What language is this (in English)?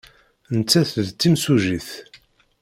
Kabyle